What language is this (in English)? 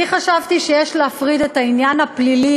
Hebrew